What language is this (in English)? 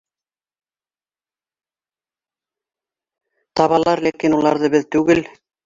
Bashkir